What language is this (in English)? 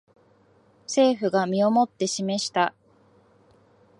Japanese